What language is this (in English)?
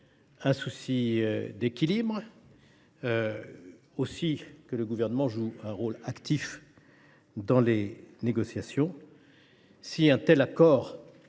French